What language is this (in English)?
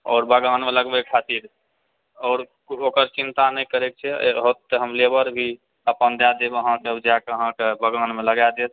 Maithili